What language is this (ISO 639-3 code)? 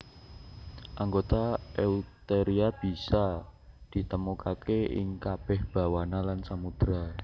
jav